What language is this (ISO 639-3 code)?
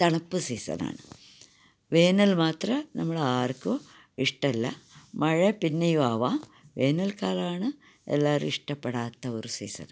mal